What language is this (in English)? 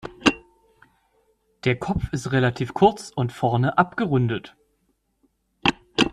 German